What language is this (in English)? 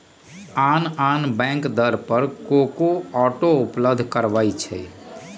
Magahi